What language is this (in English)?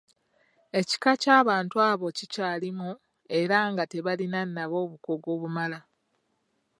Ganda